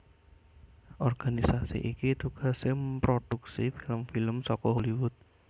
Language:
Javanese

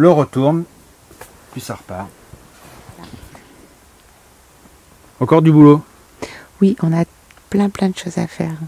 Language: French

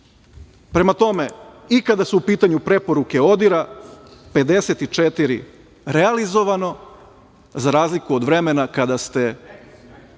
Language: Serbian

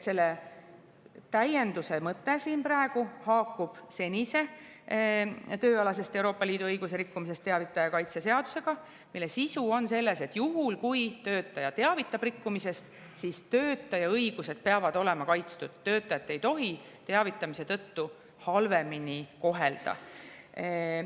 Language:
Estonian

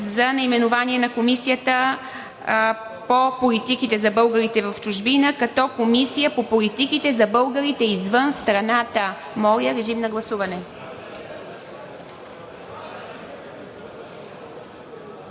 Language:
Bulgarian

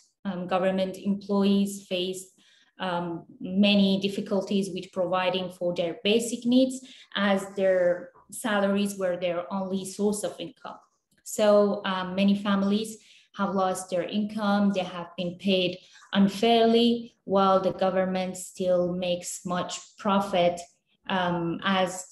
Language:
English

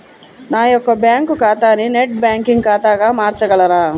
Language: Telugu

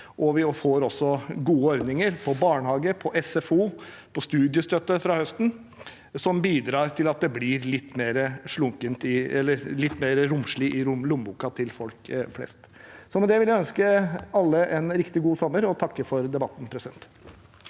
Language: Norwegian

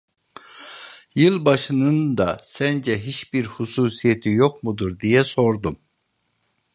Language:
Turkish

